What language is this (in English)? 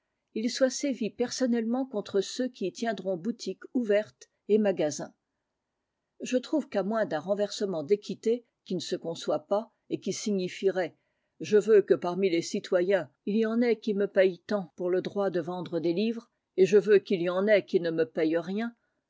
French